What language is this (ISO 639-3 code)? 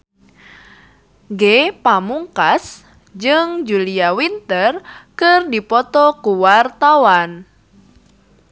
sun